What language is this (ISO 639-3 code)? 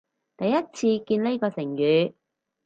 yue